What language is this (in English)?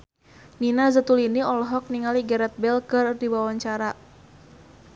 Sundanese